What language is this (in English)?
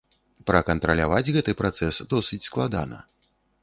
Belarusian